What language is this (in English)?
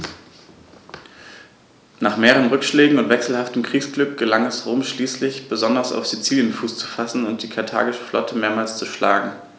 German